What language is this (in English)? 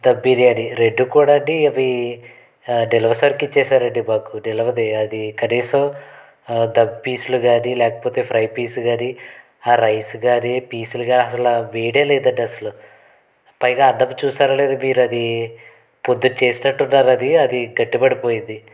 Telugu